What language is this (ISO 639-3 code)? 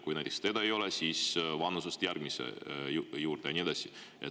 est